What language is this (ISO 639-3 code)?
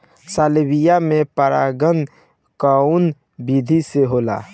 bho